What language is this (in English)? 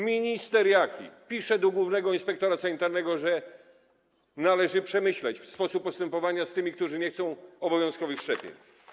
Polish